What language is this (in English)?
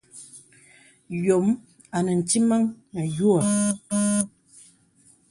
Bebele